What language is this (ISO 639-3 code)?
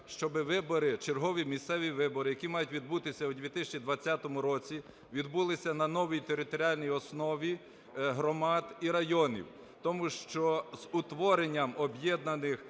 ukr